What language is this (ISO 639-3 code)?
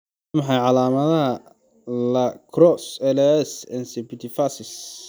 som